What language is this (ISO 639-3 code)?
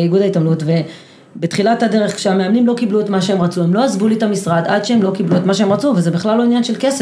heb